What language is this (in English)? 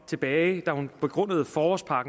Danish